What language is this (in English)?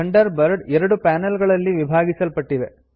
Kannada